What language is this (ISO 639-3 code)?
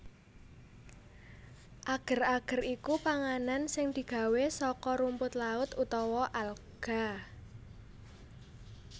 jav